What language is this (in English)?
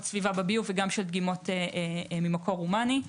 Hebrew